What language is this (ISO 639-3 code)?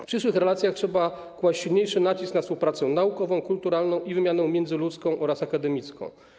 pol